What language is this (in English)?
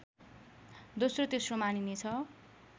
Nepali